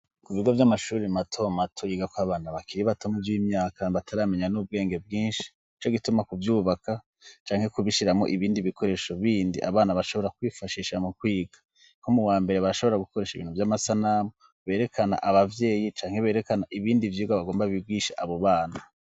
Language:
Rundi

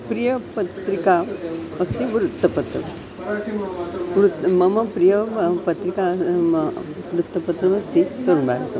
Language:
Sanskrit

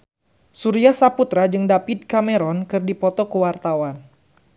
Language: Sundanese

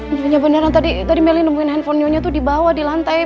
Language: Indonesian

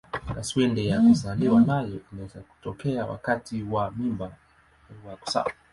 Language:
Swahili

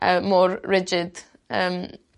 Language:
Welsh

